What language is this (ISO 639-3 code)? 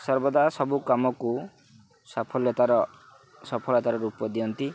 ori